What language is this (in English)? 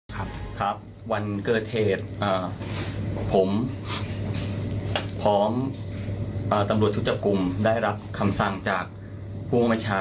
Thai